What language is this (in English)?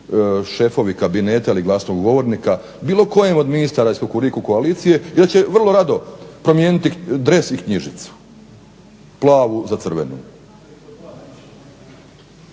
Croatian